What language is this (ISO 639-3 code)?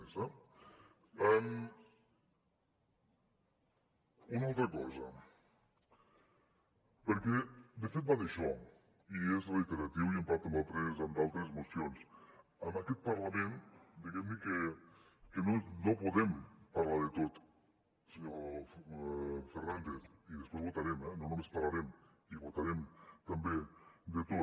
cat